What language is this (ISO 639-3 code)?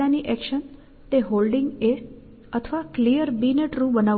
guj